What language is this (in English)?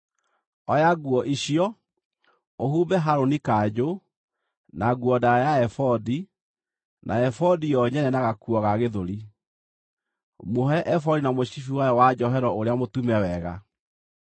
Kikuyu